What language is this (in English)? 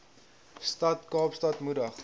Afrikaans